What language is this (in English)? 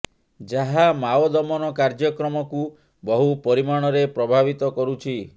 Odia